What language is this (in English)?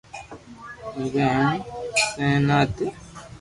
Loarki